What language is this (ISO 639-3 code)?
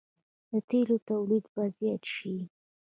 pus